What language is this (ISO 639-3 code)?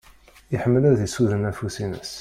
kab